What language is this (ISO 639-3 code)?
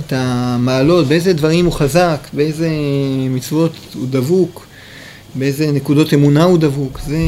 heb